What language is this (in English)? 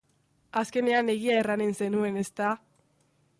Basque